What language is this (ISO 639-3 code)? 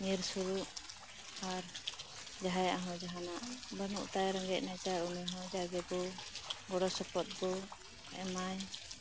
sat